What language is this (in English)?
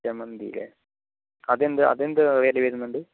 Malayalam